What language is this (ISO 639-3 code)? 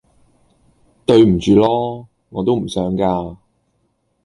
yue